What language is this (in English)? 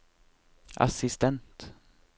Norwegian